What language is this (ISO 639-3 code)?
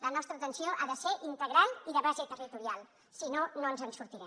cat